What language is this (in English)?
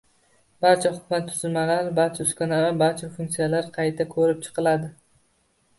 Uzbek